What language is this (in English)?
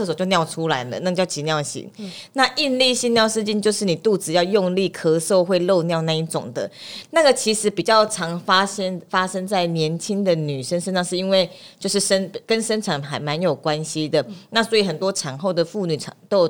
Chinese